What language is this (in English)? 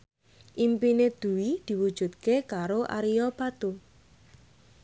Javanese